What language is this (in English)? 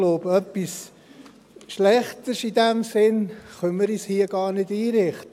Swiss German